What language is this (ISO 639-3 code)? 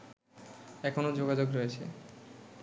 ben